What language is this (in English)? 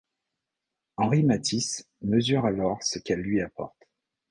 French